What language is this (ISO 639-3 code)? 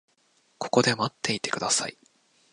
jpn